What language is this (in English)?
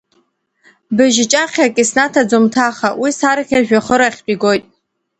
Abkhazian